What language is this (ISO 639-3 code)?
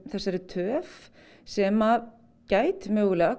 isl